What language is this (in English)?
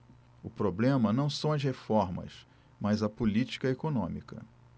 Portuguese